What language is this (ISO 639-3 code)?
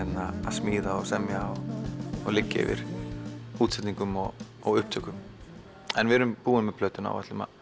isl